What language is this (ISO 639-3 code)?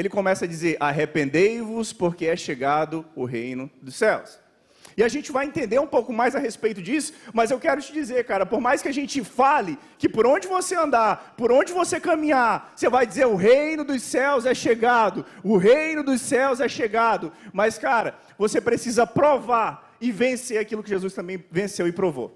por